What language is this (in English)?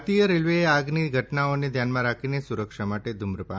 Gujarati